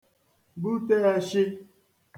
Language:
Igbo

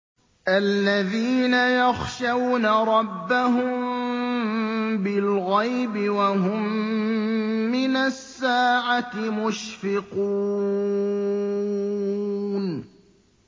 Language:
Arabic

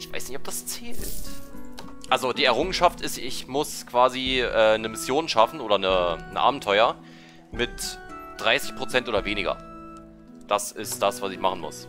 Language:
German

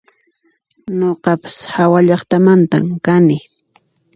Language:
Puno Quechua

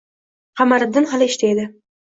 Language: Uzbek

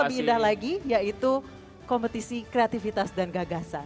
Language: Indonesian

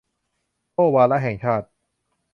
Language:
Thai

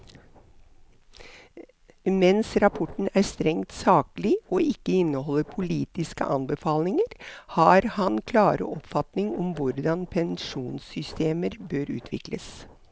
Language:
Norwegian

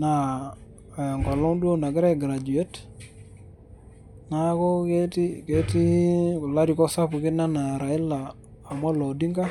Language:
Masai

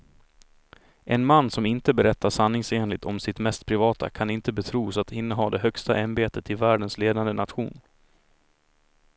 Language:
Swedish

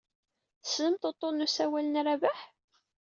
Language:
Kabyle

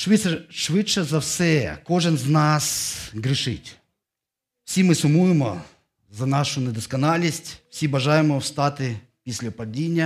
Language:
Ukrainian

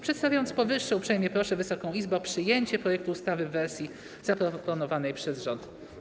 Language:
Polish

